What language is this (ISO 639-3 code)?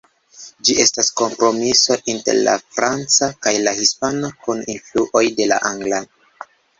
epo